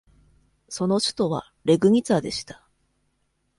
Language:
Japanese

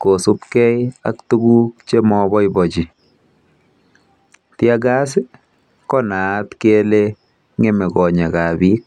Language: Kalenjin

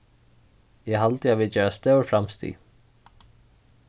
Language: Faroese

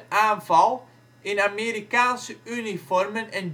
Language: Dutch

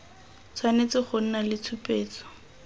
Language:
Tswana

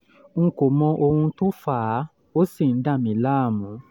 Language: Yoruba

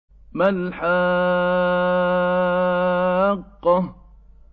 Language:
Arabic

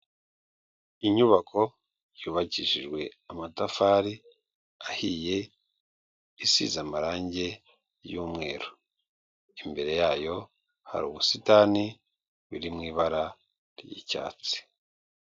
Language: Kinyarwanda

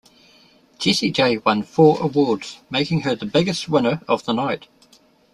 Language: English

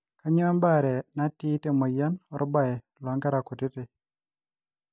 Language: Masai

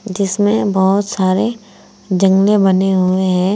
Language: Hindi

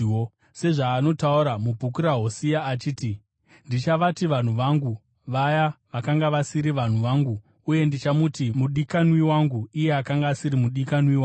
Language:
Shona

